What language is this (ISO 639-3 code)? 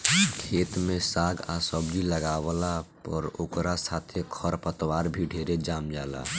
bho